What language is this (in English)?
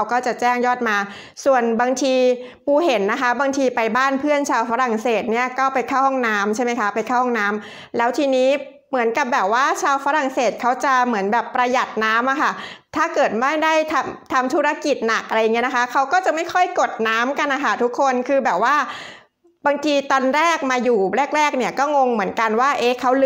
Thai